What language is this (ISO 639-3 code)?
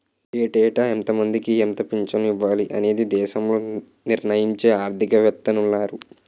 tel